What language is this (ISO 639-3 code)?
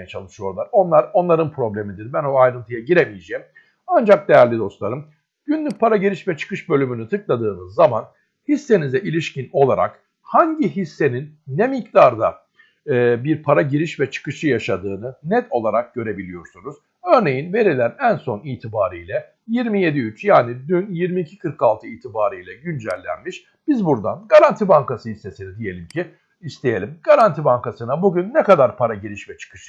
tur